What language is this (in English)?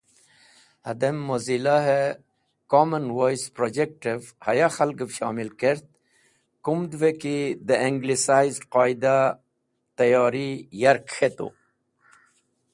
Wakhi